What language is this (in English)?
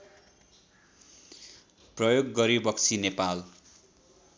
Nepali